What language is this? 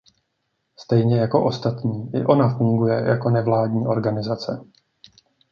Czech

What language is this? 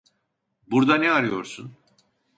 Turkish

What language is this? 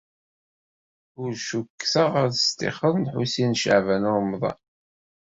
Kabyle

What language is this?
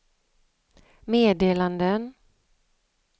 Swedish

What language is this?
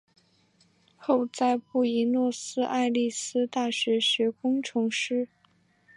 Chinese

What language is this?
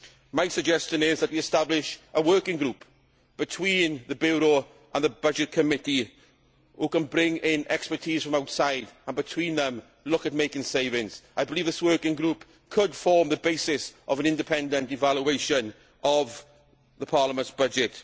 English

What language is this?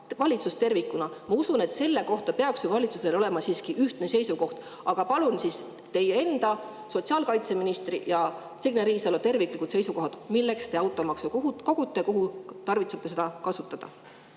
Estonian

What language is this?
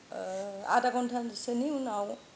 Bodo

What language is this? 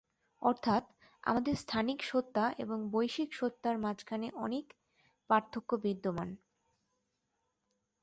Bangla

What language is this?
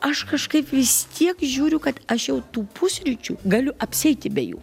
Lithuanian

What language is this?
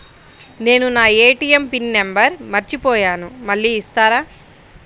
Telugu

